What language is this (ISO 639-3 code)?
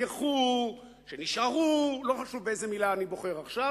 heb